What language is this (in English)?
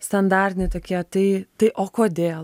Lithuanian